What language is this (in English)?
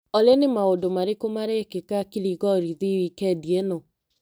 Kikuyu